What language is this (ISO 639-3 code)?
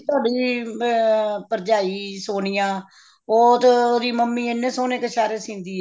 pan